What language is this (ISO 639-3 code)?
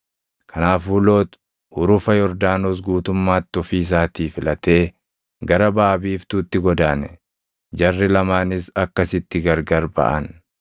orm